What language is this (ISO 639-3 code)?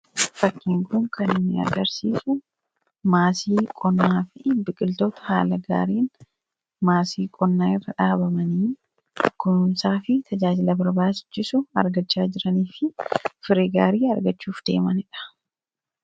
orm